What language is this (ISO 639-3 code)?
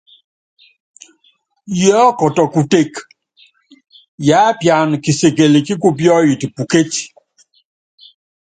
yav